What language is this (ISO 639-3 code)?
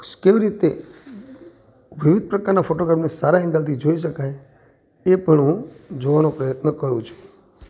guj